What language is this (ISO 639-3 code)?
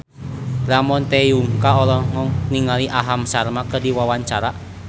sun